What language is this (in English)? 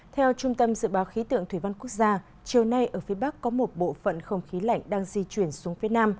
Vietnamese